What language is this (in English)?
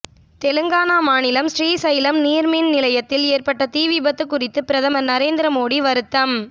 Tamil